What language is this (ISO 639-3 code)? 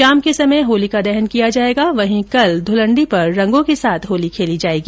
hin